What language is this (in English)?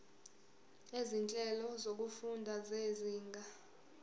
Zulu